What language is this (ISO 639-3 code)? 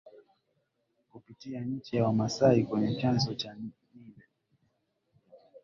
swa